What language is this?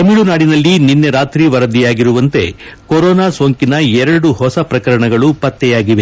Kannada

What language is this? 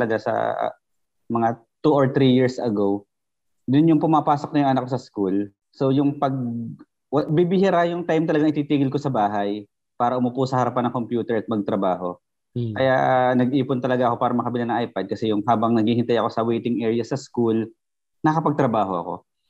Filipino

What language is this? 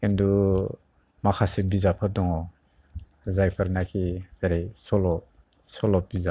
Bodo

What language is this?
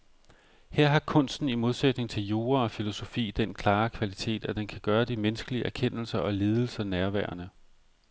Danish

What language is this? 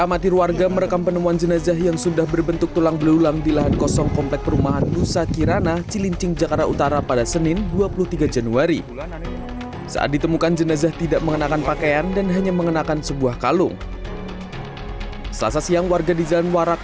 Indonesian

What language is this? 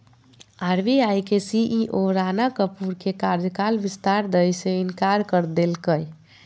Magahi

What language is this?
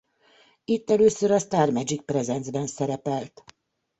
Hungarian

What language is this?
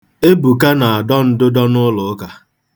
Igbo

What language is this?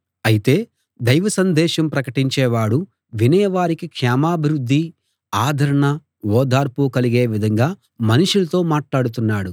Telugu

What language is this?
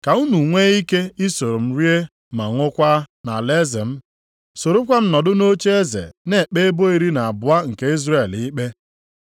Igbo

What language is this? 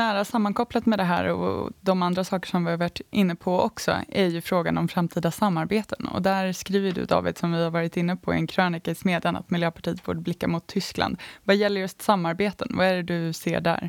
Swedish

